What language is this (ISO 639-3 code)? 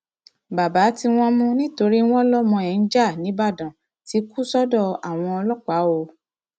yor